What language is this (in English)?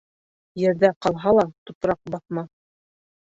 Bashkir